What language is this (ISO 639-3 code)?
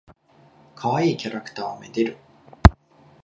jpn